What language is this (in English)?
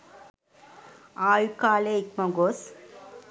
Sinhala